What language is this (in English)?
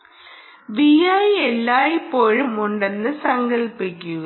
Malayalam